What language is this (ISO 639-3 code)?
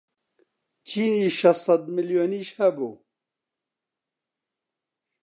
ckb